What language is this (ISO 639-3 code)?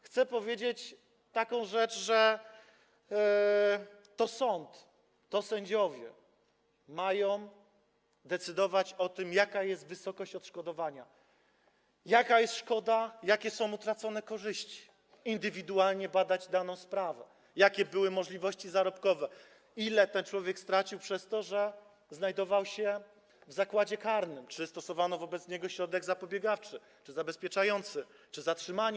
pol